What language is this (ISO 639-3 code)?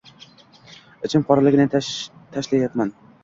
uzb